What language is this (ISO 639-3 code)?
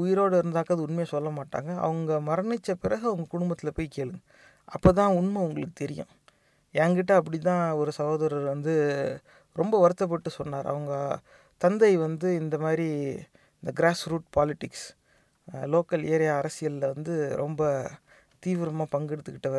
tam